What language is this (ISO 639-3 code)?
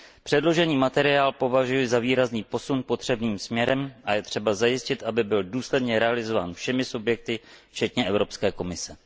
ces